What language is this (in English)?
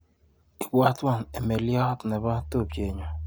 Kalenjin